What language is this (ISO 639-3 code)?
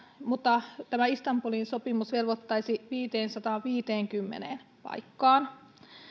fin